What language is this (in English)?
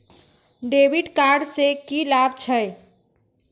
Maithili